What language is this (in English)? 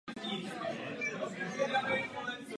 Czech